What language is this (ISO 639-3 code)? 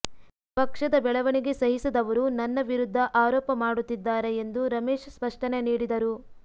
kan